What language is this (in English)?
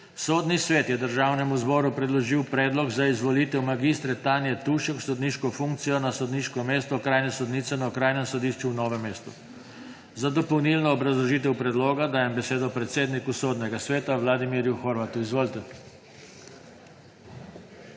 Slovenian